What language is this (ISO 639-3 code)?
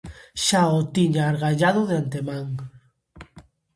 glg